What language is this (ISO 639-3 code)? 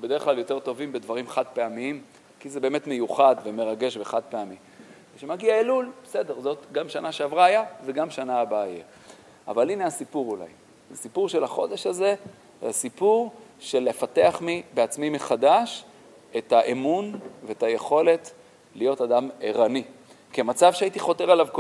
heb